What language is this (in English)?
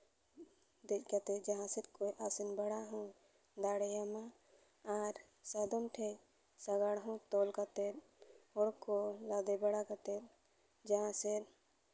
Santali